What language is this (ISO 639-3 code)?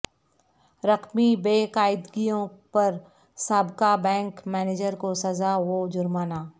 urd